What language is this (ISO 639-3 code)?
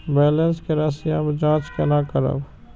mai